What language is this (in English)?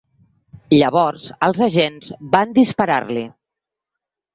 Catalan